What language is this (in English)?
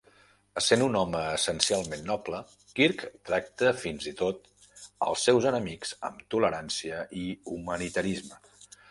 Catalan